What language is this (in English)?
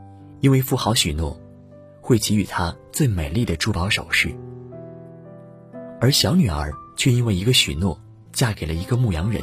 Chinese